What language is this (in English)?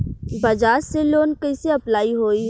Bhojpuri